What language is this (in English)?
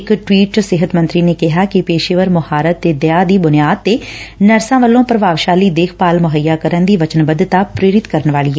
Punjabi